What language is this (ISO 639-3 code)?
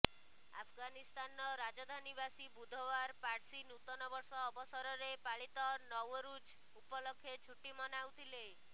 ori